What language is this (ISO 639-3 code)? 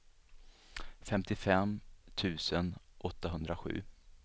swe